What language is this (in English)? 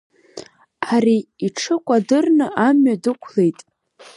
Abkhazian